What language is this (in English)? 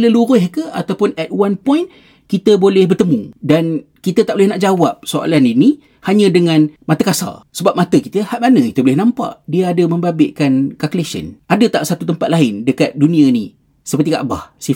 Malay